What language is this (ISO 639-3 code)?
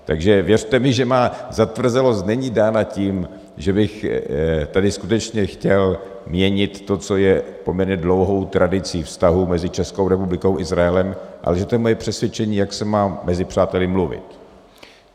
ces